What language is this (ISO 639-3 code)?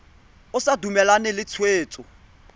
tsn